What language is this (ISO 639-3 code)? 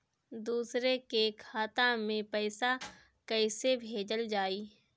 bho